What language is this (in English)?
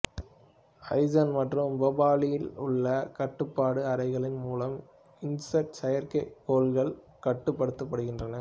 Tamil